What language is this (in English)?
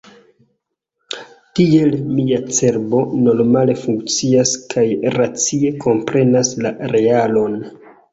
Esperanto